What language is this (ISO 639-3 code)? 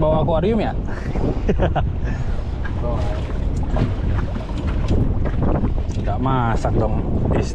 ind